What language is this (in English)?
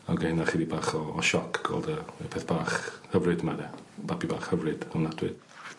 Welsh